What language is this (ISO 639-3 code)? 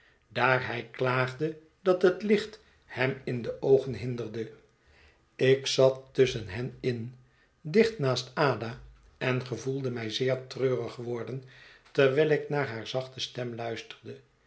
nld